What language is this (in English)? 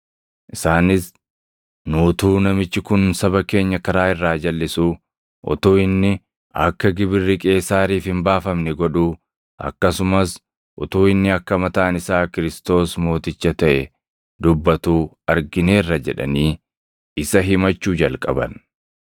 Oromo